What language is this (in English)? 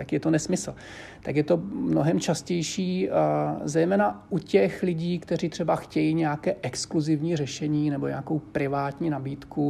Czech